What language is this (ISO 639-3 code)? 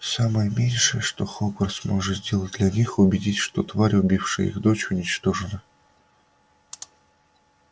rus